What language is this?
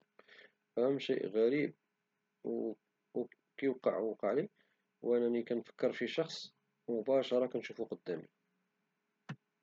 Moroccan Arabic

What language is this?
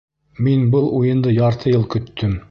Bashkir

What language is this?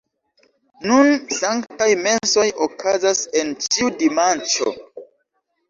Esperanto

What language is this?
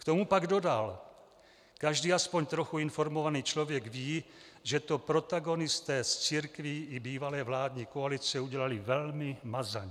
Czech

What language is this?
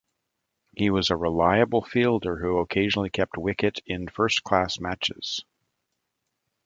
English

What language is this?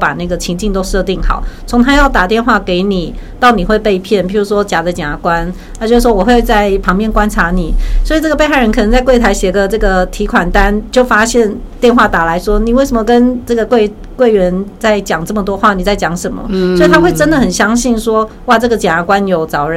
Chinese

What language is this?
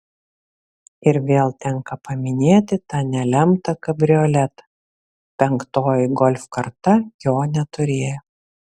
Lithuanian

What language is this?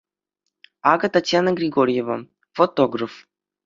Chuvash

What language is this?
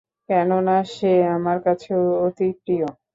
Bangla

